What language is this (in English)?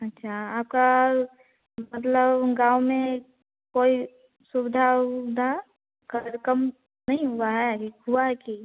Hindi